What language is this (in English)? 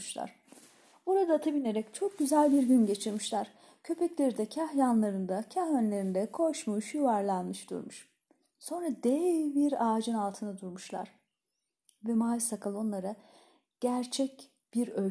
Turkish